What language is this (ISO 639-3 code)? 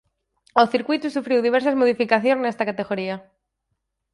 glg